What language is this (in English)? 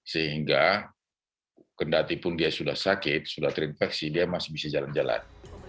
Indonesian